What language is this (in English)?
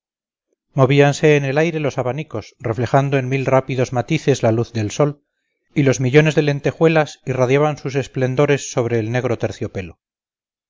Spanish